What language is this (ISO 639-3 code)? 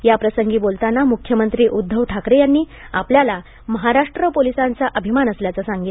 mar